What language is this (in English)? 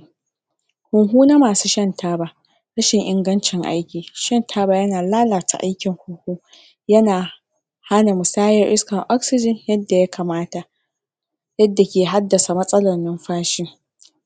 Hausa